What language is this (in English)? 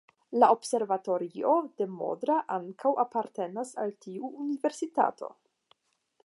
Esperanto